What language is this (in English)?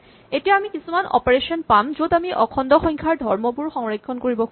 Assamese